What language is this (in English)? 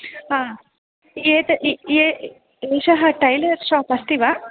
Sanskrit